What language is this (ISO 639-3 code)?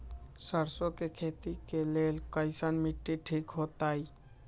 mag